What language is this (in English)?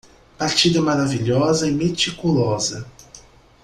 Portuguese